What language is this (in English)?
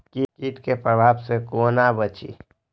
Maithili